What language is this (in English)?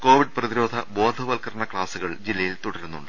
Malayalam